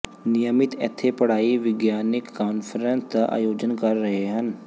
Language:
Punjabi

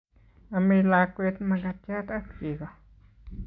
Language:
Kalenjin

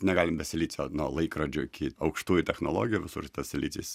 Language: Lithuanian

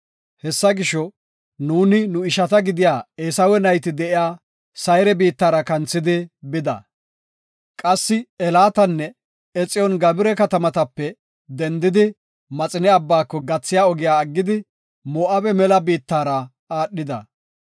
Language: Gofa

